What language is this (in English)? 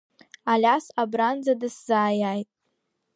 Abkhazian